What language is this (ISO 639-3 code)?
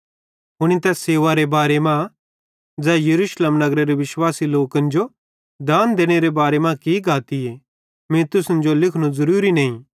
bhd